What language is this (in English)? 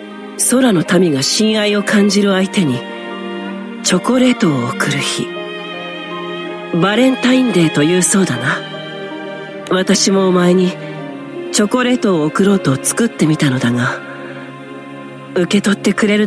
Japanese